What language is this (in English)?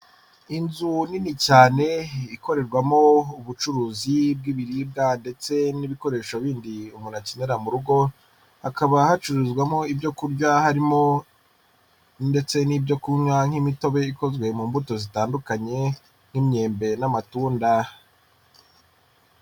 Kinyarwanda